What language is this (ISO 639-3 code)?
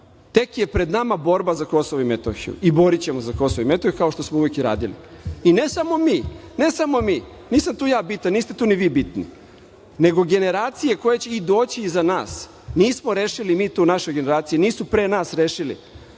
srp